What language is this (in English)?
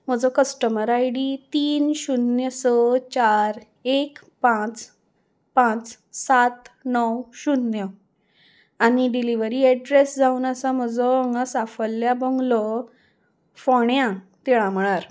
Konkani